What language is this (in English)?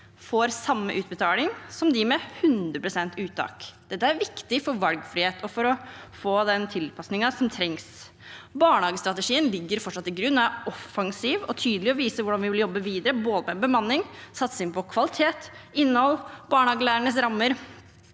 Norwegian